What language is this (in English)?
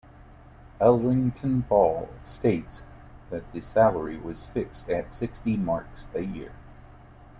English